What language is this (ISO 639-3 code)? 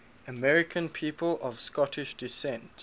eng